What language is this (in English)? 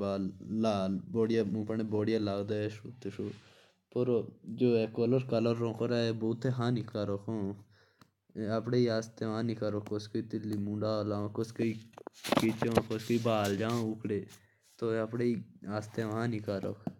Jaunsari